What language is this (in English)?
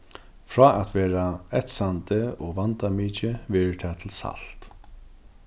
Faroese